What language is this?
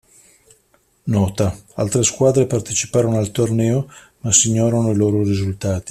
Italian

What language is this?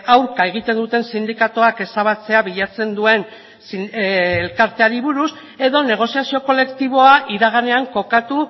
Basque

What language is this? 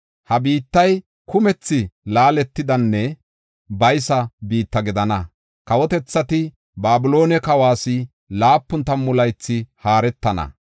Gofa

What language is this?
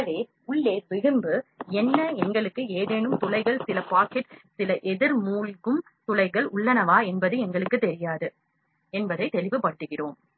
Tamil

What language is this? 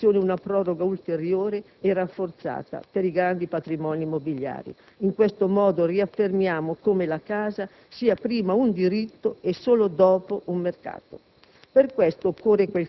Italian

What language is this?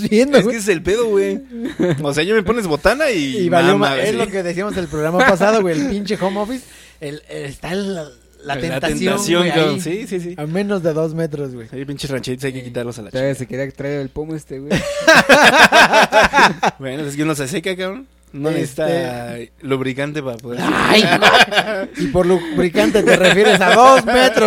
Spanish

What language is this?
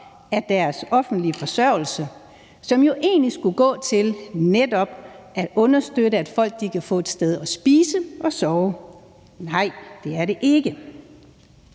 Danish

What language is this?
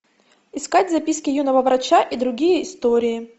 Russian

